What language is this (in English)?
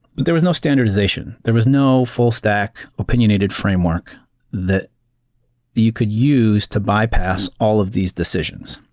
English